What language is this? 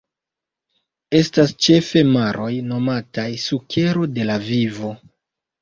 Esperanto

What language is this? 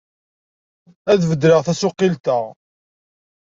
Kabyle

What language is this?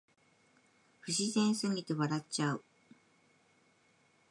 Japanese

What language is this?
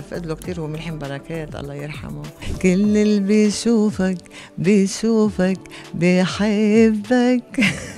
Arabic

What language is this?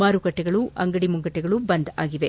Kannada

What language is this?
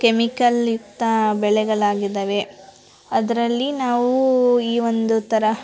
Kannada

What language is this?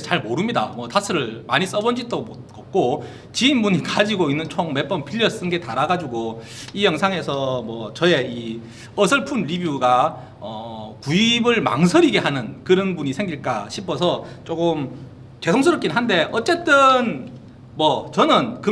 Korean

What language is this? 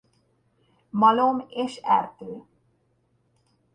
Hungarian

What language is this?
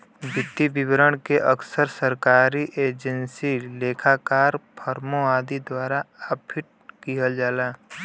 Bhojpuri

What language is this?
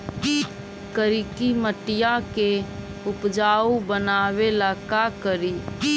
Magahi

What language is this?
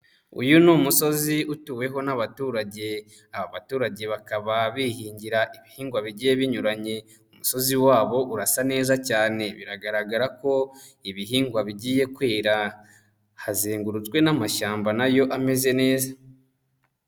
Kinyarwanda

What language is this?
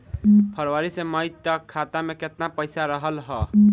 Bhojpuri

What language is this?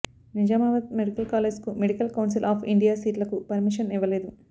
Telugu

